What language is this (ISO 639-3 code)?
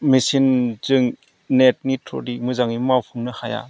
brx